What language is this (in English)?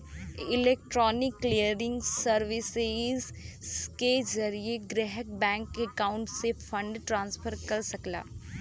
Bhojpuri